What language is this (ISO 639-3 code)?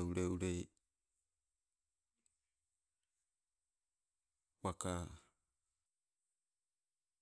nco